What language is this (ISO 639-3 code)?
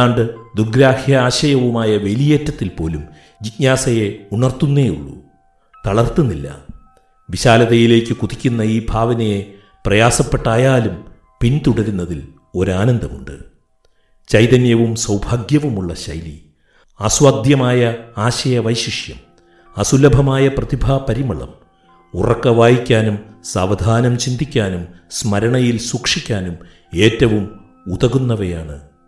mal